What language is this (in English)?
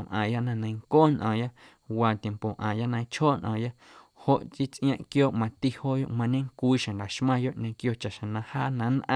Guerrero Amuzgo